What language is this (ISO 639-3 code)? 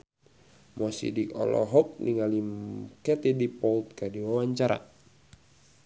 sun